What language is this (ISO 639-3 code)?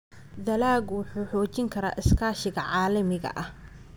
som